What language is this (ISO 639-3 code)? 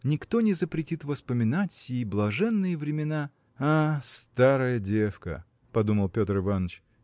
rus